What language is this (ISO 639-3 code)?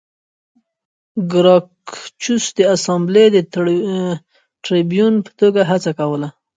pus